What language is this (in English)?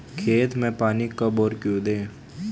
Hindi